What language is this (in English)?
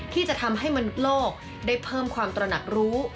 Thai